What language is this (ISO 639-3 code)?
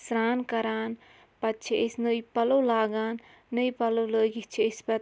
kas